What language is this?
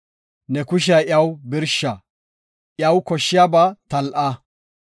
Gofa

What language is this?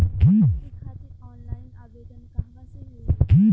Bhojpuri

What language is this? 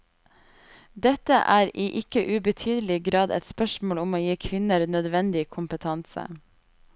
Norwegian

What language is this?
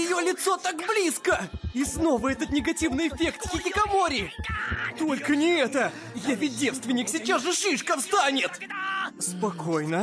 Russian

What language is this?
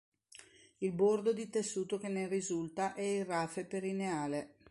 Italian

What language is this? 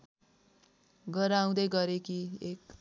Nepali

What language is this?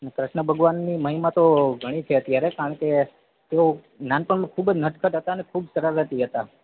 Gujarati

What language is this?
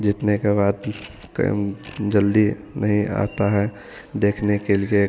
Hindi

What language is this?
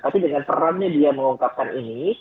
Indonesian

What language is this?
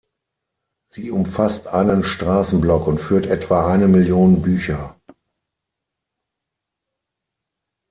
German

